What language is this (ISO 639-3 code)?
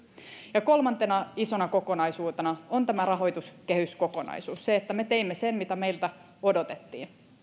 fin